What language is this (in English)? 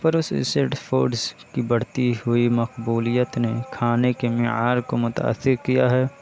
Urdu